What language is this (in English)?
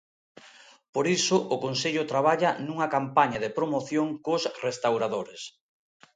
Galician